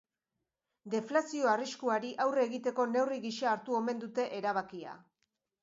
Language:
Basque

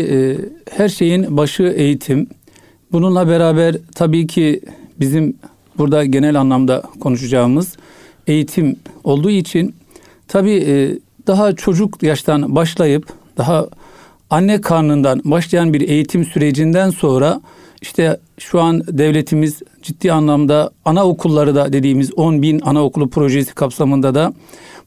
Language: Turkish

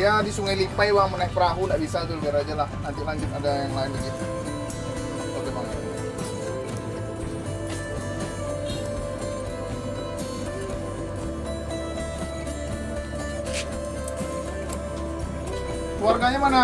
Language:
Indonesian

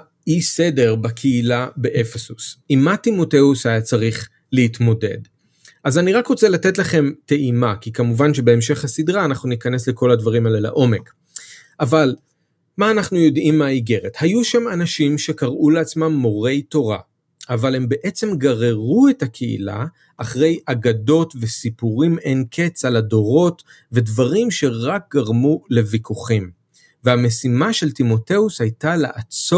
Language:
Hebrew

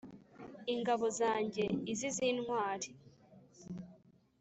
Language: Kinyarwanda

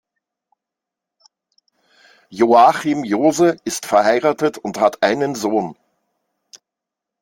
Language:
German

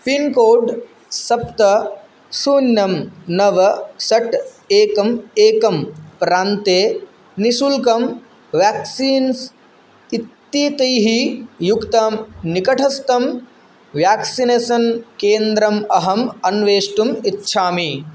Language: Sanskrit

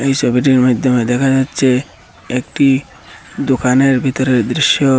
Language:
Bangla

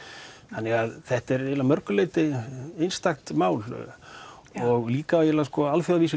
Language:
Icelandic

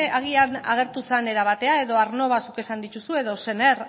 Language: Basque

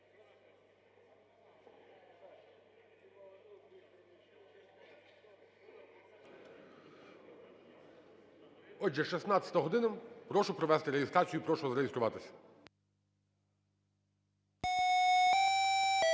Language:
Ukrainian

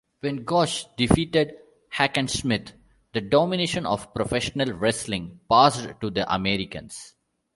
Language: English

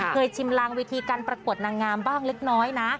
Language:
Thai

